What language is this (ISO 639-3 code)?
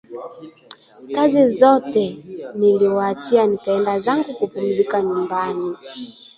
swa